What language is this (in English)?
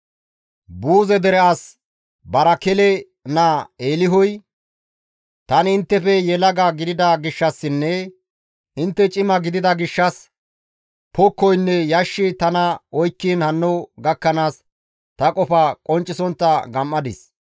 Gamo